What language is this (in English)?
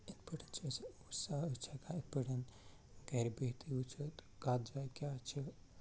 Kashmiri